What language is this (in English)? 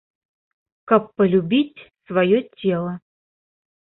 Belarusian